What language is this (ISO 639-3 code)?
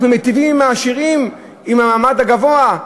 heb